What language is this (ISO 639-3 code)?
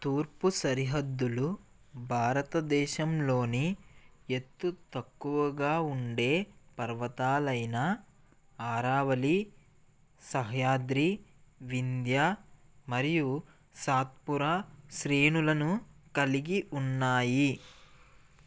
tel